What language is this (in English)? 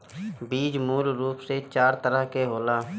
Bhojpuri